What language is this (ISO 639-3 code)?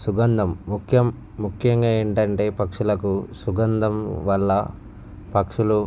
tel